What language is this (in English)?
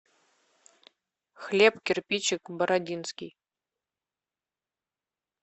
Russian